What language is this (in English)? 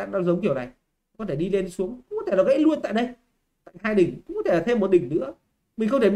Vietnamese